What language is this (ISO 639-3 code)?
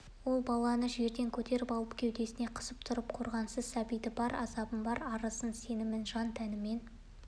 kaz